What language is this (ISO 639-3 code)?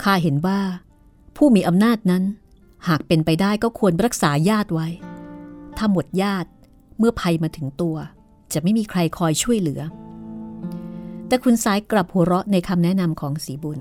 tha